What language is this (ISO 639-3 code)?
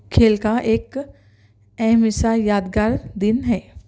urd